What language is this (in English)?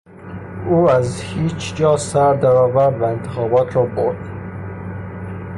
Persian